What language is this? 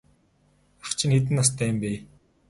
Mongolian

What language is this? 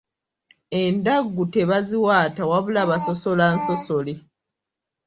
Ganda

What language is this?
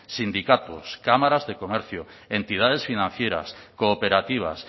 Spanish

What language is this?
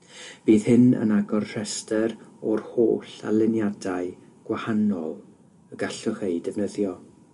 Welsh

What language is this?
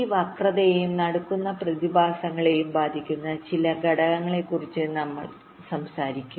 Malayalam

